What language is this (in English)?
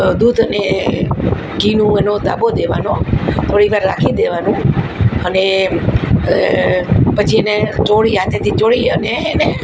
Gujarati